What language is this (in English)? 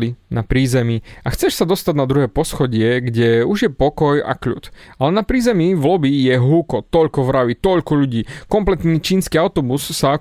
Slovak